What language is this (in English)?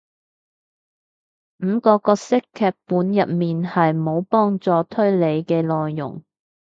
Cantonese